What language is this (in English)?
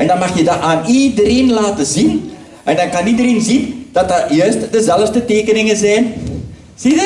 Dutch